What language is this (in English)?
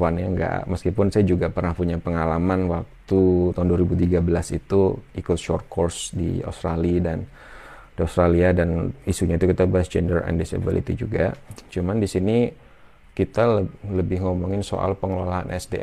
Indonesian